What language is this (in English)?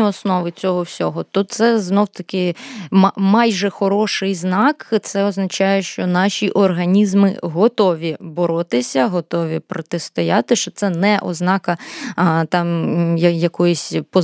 Ukrainian